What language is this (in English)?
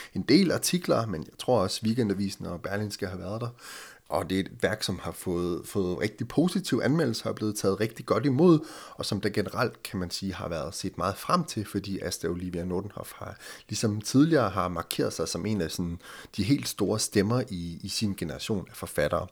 Danish